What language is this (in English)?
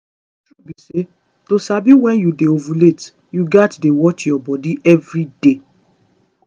Nigerian Pidgin